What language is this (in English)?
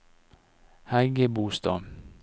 Norwegian